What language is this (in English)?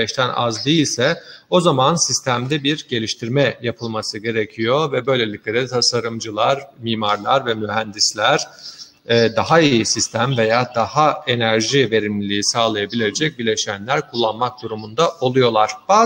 Turkish